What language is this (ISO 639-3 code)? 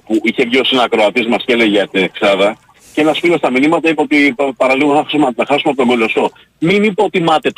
ell